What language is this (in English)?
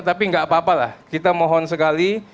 Indonesian